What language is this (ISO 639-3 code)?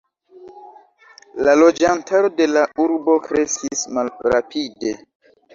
epo